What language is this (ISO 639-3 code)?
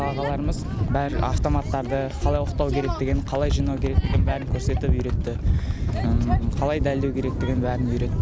kaz